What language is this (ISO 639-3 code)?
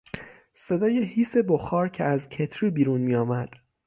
fas